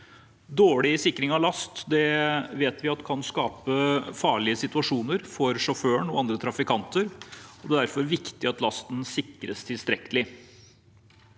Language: Norwegian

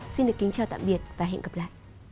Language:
Vietnamese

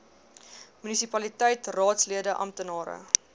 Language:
Afrikaans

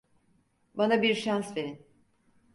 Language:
Turkish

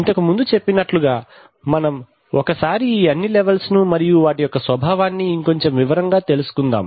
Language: Telugu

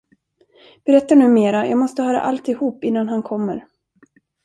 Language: Swedish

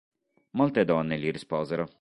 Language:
Italian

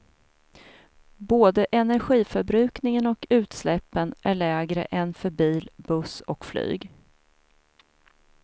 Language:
Swedish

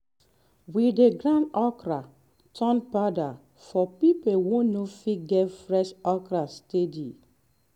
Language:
Nigerian Pidgin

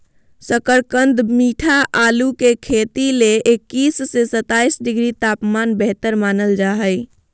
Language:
Magahi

